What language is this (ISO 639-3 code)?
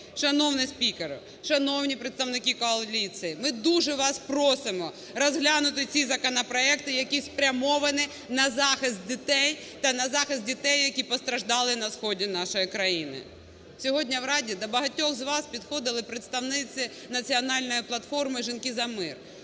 ukr